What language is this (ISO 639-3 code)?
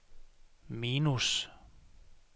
dan